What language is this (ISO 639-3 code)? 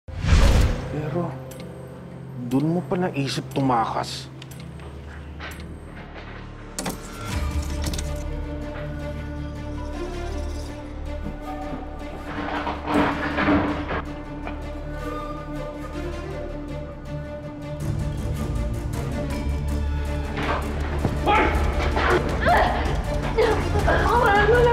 fil